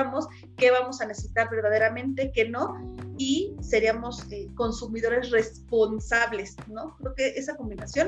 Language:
Spanish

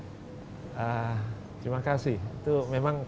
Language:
Indonesian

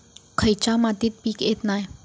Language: Marathi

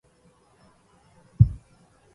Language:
Arabic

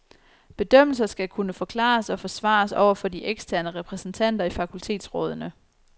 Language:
Danish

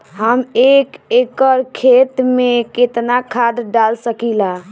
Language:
Bhojpuri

